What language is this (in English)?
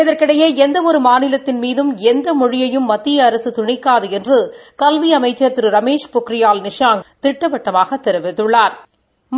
Tamil